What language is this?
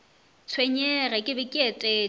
Northern Sotho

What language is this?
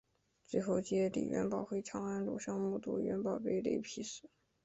Chinese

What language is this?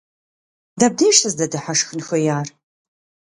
Kabardian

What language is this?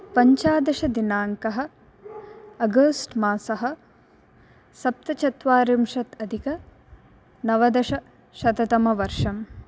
Sanskrit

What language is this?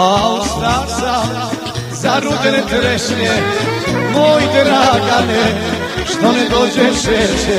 Romanian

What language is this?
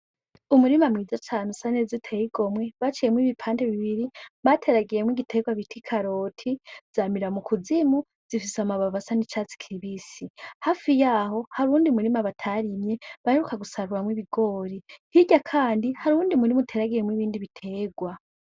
Rundi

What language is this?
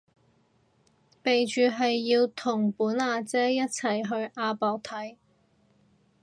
Cantonese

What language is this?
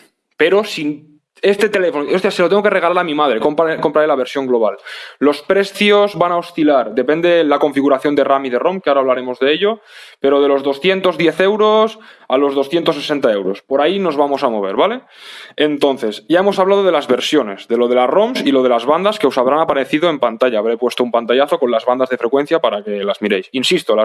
Spanish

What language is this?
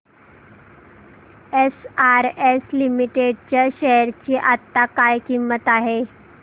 Marathi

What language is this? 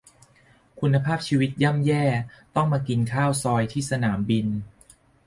Thai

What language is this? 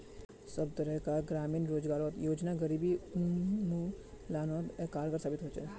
Magahi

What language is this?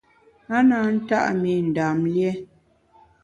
Bamun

